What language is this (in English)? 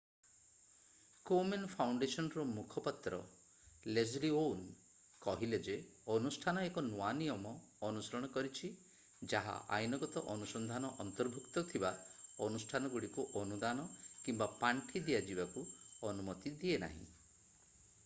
Odia